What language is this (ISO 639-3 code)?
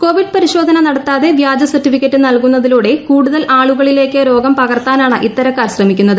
mal